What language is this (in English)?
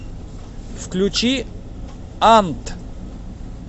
Russian